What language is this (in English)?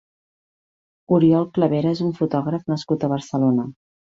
Catalan